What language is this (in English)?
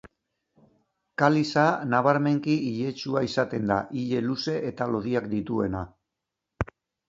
Basque